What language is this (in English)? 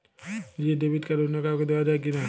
Bangla